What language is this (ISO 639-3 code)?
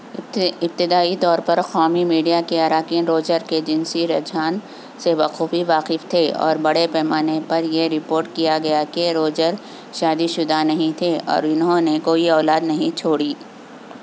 urd